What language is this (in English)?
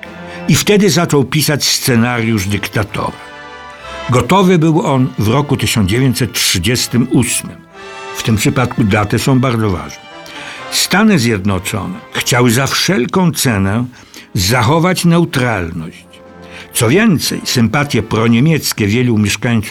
Polish